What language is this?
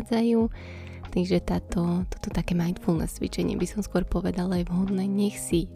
Slovak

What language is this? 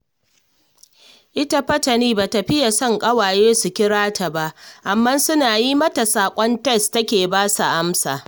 Hausa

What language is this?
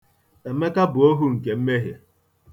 Igbo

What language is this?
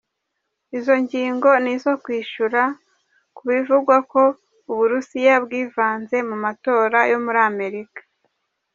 Kinyarwanda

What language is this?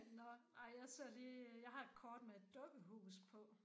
Danish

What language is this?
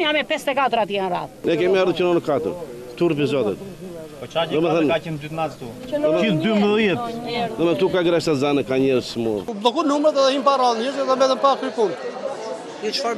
Romanian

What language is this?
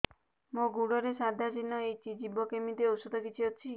Odia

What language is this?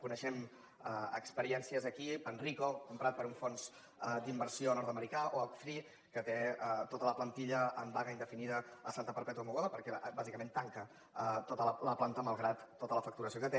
Catalan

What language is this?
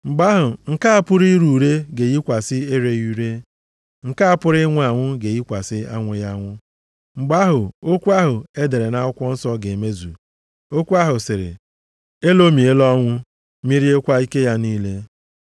Igbo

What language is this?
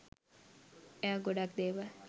Sinhala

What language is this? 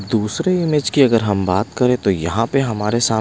Hindi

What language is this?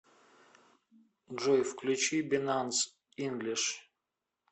Russian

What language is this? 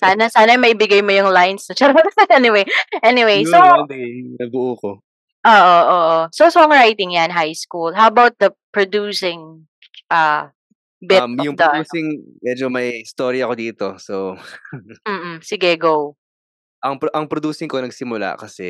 Filipino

